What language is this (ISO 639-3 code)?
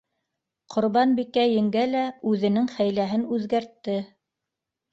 bak